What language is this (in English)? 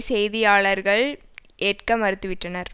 Tamil